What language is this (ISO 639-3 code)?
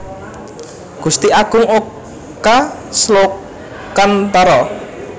jav